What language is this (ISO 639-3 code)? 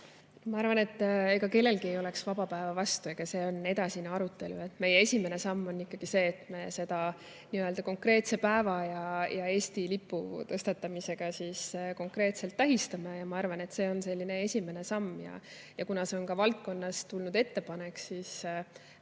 est